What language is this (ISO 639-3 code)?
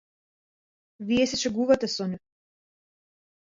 mkd